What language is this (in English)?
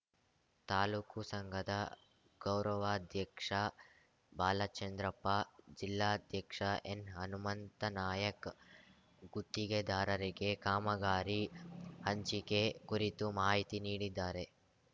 Kannada